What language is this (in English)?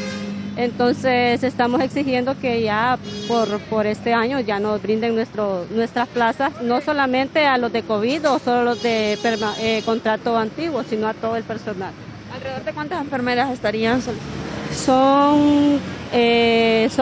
Spanish